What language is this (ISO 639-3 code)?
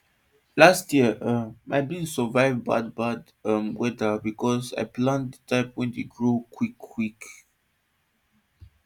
pcm